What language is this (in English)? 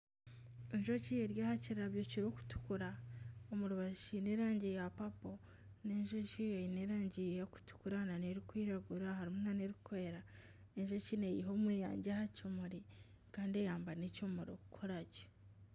Nyankole